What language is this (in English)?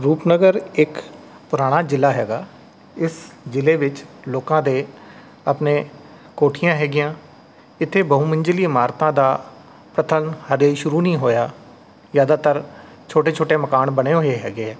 Punjabi